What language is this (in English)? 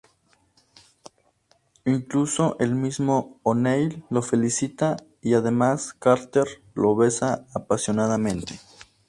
Spanish